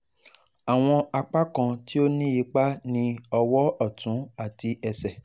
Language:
Yoruba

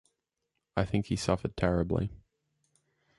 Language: English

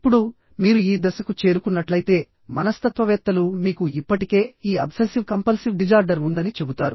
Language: Telugu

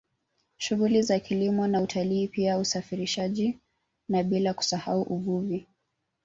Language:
Swahili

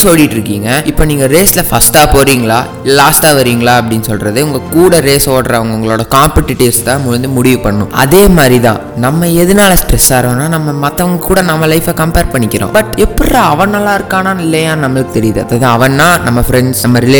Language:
Tamil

